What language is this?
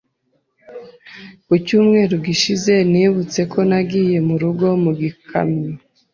Kinyarwanda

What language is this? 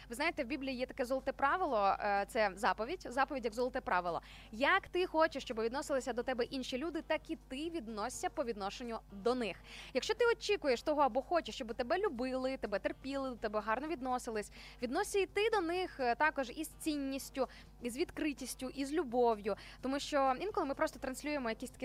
Ukrainian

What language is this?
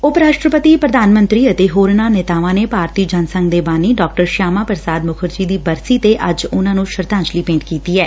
Punjabi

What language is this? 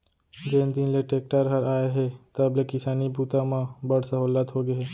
Chhattisgarhi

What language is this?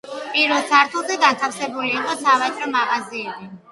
Georgian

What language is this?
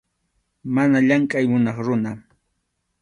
Arequipa-La Unión Quechua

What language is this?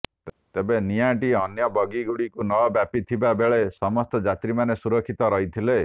Odia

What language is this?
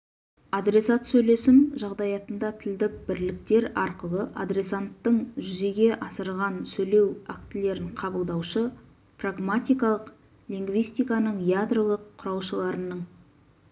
Kazakh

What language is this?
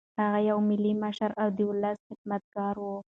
Pashto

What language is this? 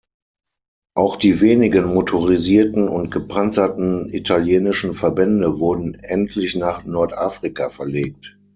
German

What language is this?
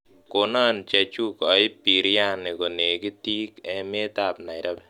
Kalenjin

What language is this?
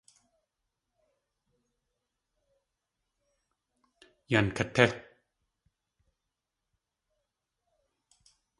Tlingit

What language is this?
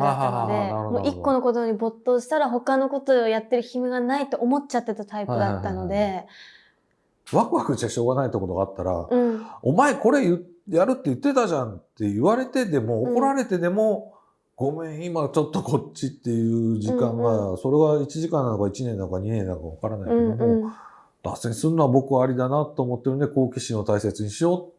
Japanese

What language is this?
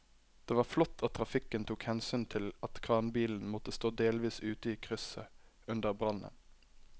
Norwegian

